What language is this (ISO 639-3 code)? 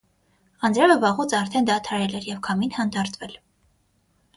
hye